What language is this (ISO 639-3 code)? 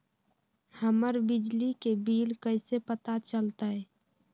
mag